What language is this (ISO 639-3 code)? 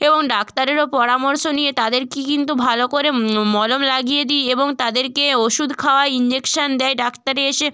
ben